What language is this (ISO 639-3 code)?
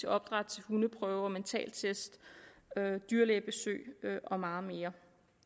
dan